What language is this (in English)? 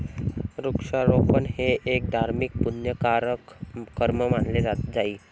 Marathi